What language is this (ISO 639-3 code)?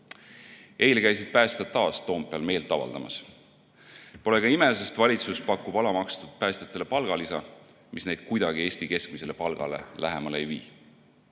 est